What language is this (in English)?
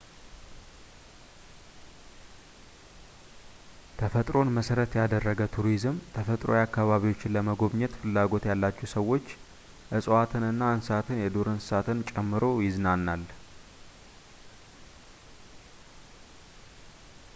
Amharic